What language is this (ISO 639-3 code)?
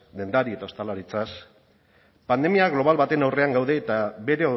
eus